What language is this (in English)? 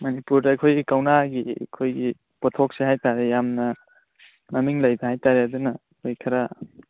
Manipuri